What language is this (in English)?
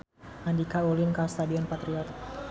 Sundanese